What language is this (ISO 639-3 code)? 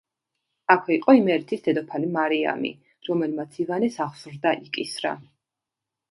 kat